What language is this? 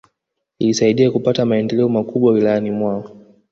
Swahili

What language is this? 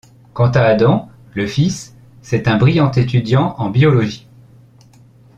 French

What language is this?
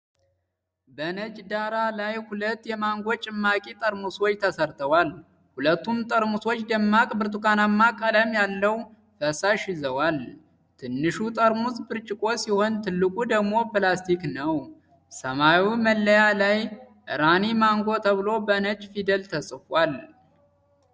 Amharic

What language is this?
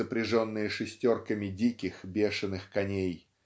Russian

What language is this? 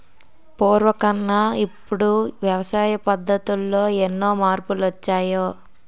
Telugu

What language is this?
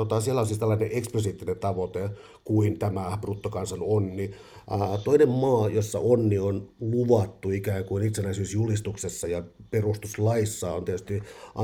Finnish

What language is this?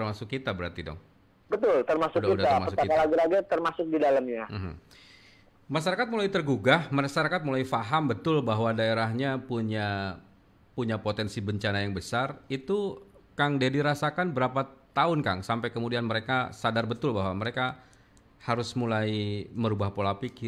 Indonesian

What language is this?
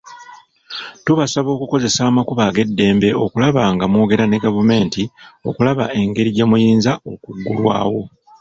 Ganda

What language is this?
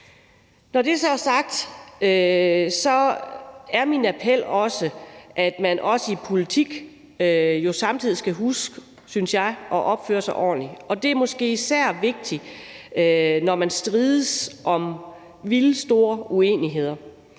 Danish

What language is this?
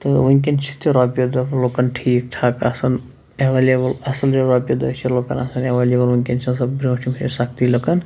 Kashmiri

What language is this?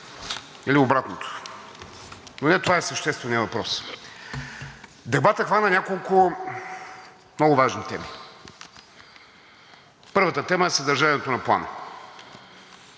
Bulgarian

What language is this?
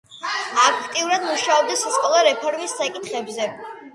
Georgian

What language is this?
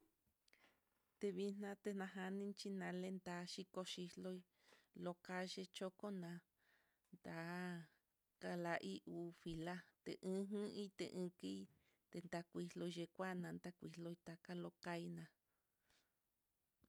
Mitlatongo Mixtec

